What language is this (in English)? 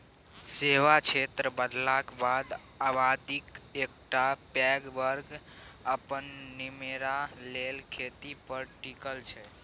Maithili